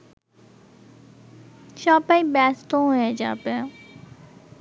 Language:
Bangla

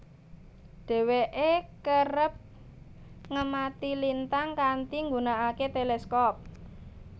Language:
Javanese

